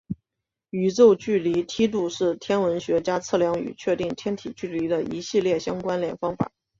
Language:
Chinese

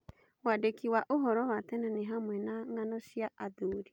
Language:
Kikuyu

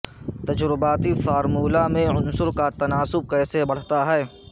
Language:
Urdu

